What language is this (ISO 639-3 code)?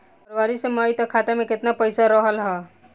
bho